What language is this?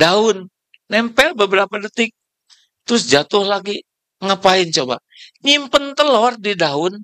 Indonesian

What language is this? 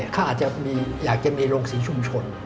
Thai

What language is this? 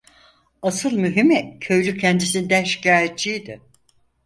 Turkish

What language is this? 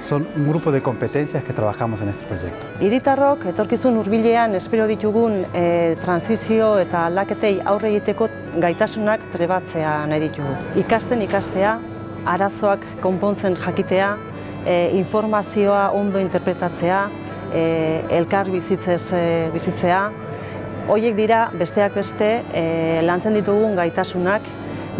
Basque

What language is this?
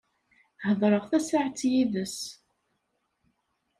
Kabyle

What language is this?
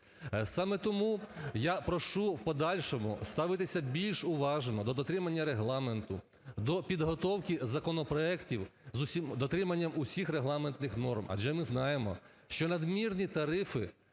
Ukrainian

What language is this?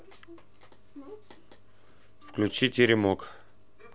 Russian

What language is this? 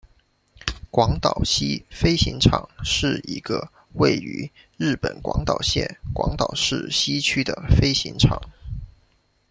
Chinese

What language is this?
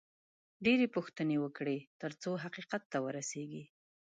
Pashto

